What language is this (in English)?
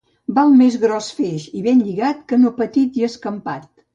Catalan